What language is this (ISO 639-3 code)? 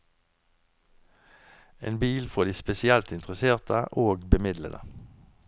nor